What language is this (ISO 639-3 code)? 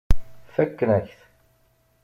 kab